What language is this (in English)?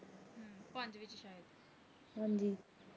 Punjabi